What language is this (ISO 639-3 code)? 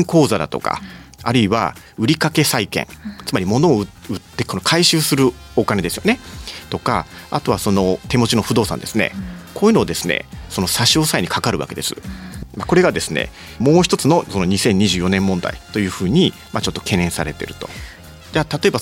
jpn